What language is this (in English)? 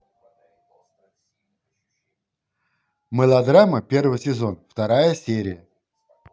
Russian